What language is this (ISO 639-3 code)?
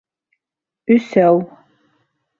bak